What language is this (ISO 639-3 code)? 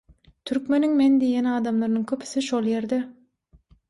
tuk